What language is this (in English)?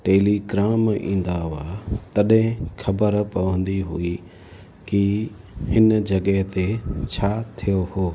Sindhi